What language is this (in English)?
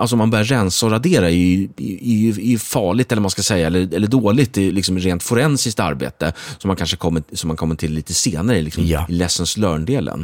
Swedish